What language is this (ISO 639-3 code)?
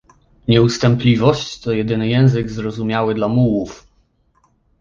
pol